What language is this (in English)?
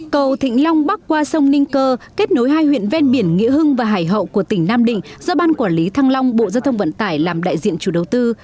Vietnamese